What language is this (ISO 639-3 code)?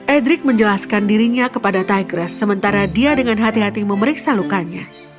ind